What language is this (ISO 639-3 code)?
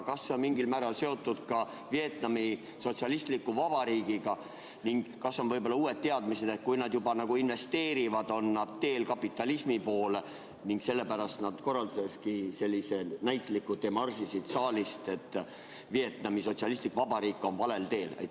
est